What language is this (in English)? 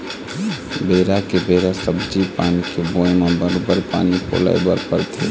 Chhattisgarhi